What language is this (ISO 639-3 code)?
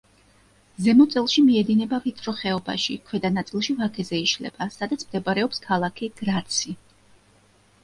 kat